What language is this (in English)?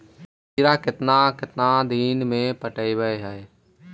Magahi